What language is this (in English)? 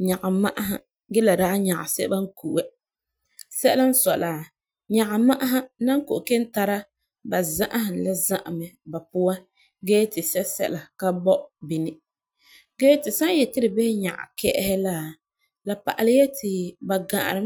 Frafra